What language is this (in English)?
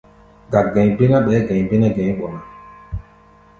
Gbaya